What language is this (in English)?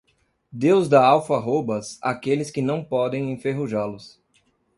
Portuguese